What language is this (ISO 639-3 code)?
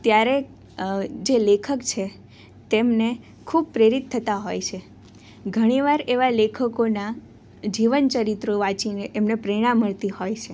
guj